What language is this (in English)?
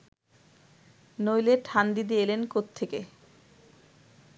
Bangla